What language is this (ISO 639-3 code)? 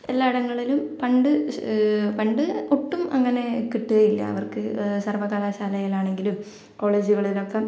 mal